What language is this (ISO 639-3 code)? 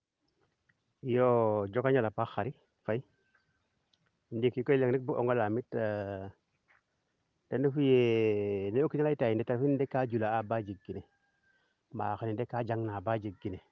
srr